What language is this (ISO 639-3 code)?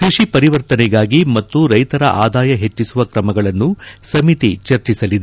kan